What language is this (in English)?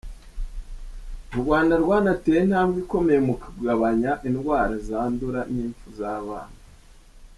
Kinyarwanda